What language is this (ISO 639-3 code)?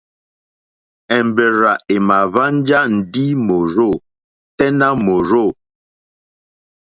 bri